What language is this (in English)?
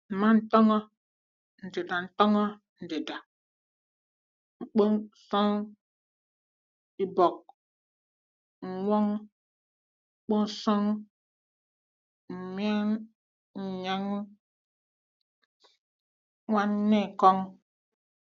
Igbo